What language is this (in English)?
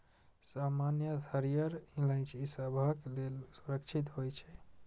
Maithili